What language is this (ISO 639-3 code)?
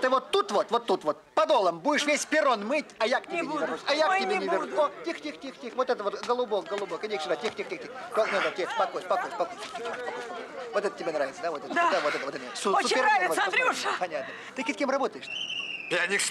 rus